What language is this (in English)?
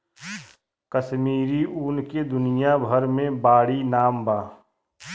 Bhojpuri